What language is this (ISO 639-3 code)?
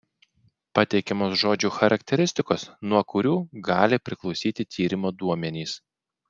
lit